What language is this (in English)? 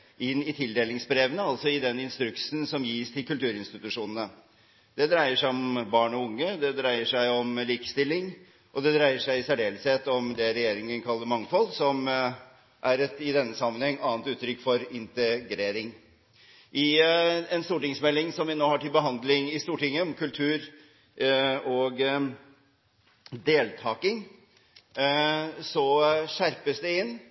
Norwegian Bokmål